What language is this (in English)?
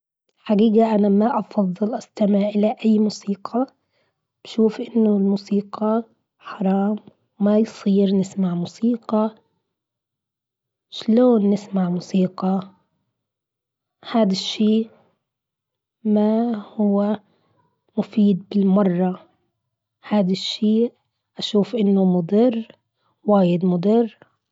Gulf Arabic